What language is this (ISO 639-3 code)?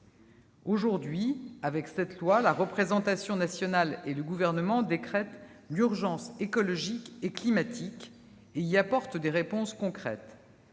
fra